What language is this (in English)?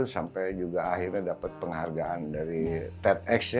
Indonesian